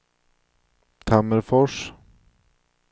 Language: Swedish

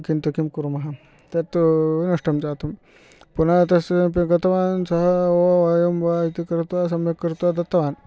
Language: Sanskrit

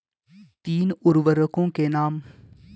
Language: Hindi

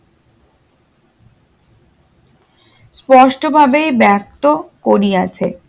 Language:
Bangla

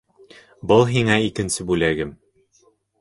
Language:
Bashkir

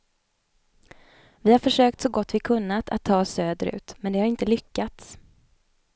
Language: Swedish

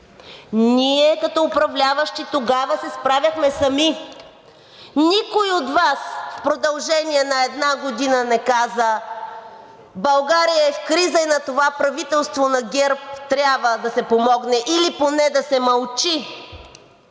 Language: Bulgarian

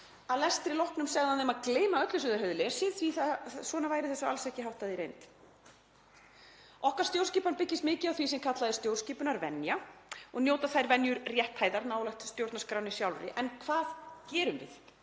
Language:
Icelandic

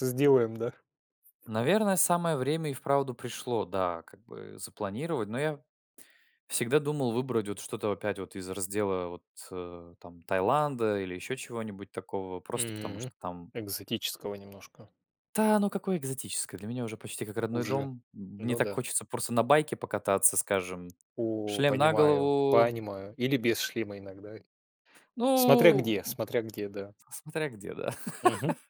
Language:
Russian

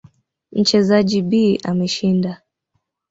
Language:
Swahili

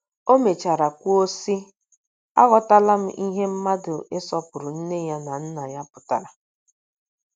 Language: Igbo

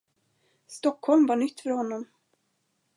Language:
Swedish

